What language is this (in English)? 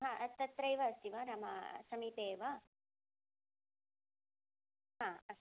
Sanskrit